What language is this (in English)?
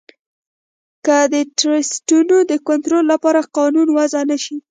Pashto